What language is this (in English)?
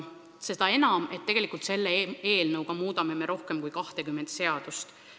Estonian